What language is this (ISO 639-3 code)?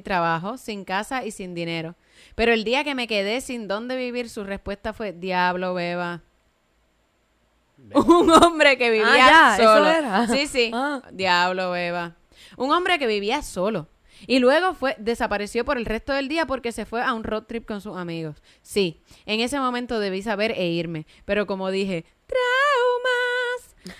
spa